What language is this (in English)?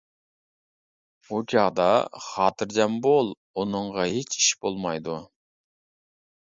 Uyghur